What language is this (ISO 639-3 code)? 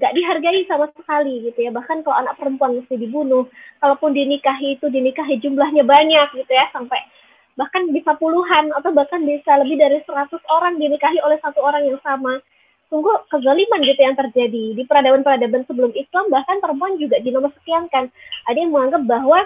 ind